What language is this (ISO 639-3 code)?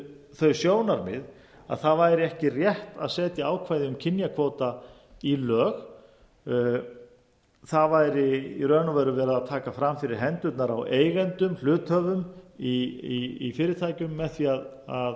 isl